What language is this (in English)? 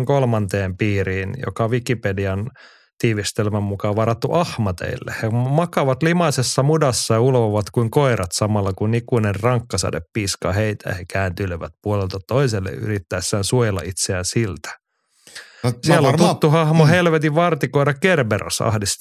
Finnish